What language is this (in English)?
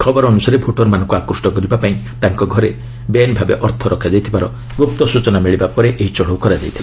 Odia